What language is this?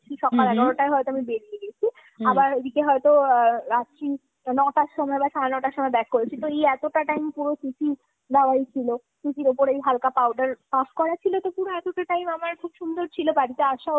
Bangla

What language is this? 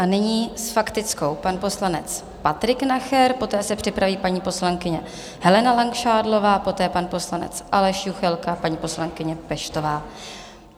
Czech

